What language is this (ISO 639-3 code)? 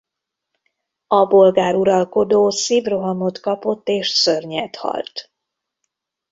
hun